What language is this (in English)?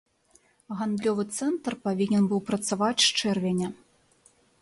Belarusian